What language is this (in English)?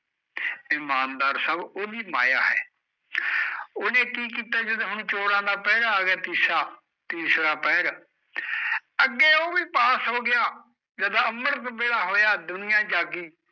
Punjabi